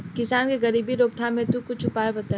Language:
Bhojpuri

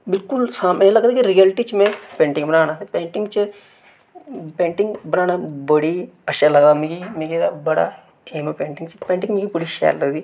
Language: Dogri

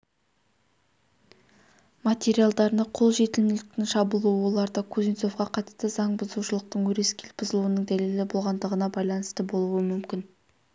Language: Kazakh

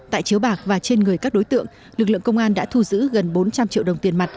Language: Vietnamese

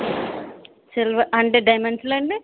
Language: Telugu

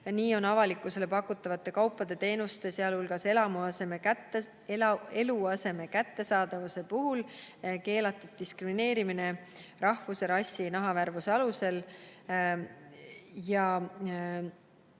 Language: Estonian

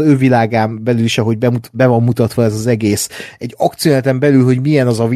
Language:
Hungarian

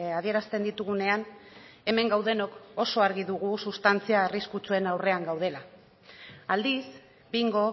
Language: Basque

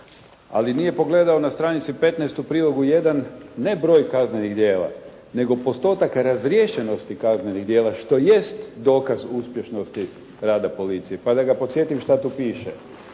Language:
Croatian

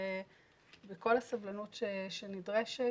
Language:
Hebrew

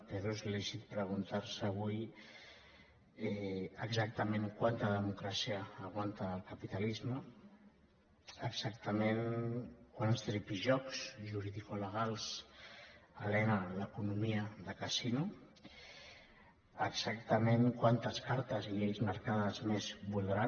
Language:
Catalan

